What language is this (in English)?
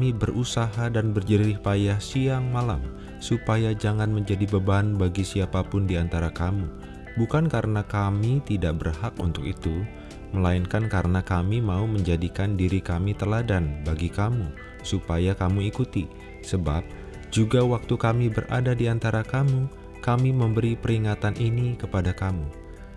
Indonesian